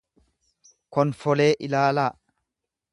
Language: Oromo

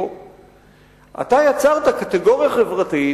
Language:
Hebrew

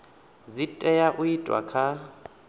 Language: Venda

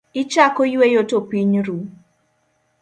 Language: Luo (Kenya and Tanzania)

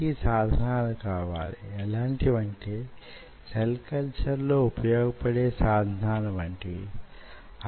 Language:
Telugu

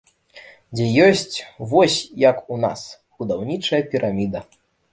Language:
Belarusian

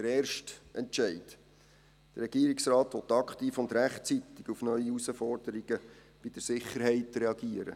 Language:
Swiss German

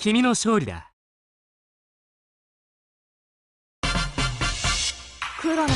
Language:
Japanese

